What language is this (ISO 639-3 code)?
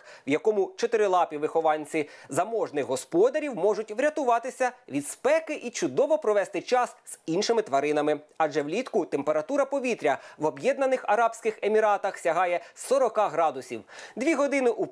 ukr